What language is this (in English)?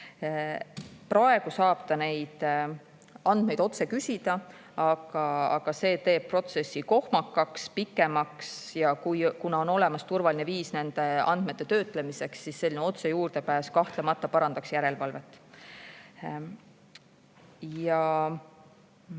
Estonian